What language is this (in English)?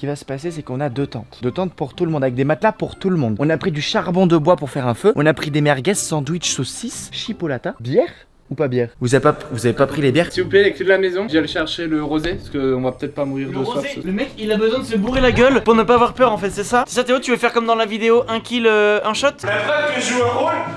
French